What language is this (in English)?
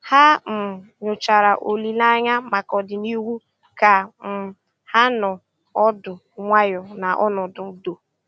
Igbo